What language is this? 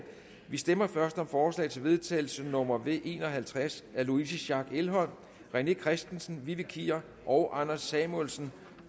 Danish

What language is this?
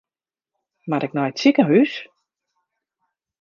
Western Frisian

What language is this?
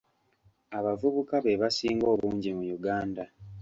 Ganda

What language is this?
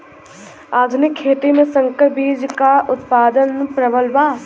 Bhojpuri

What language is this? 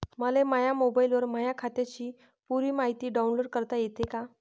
Marathi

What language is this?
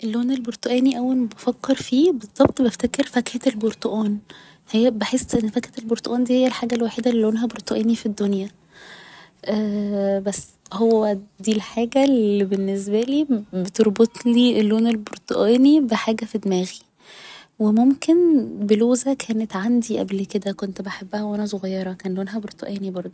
Egyptian Arabic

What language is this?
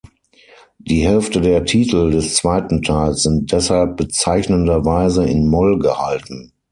German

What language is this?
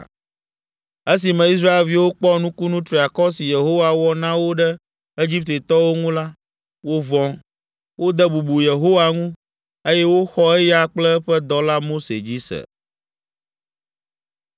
Ewe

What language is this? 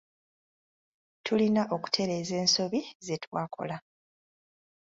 Ganda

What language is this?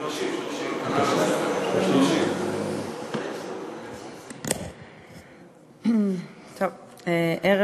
Hebrew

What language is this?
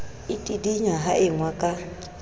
Southern Sotho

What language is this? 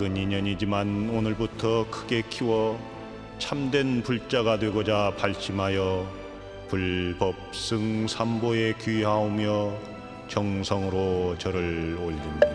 Korean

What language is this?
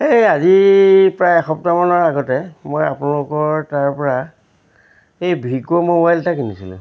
Assamese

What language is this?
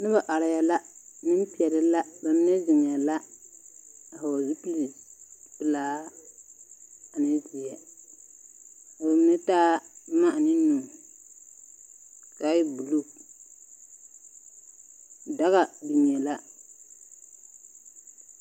Southern Dagaare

